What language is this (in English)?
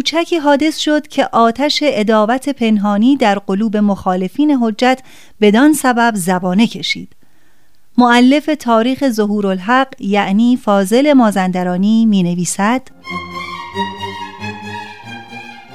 Persian